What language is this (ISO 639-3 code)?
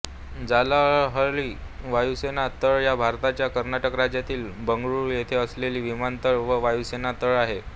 mar